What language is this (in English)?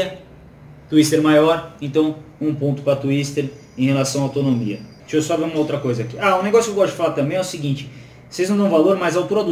Portuguese